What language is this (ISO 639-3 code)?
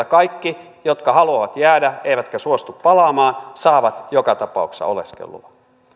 fin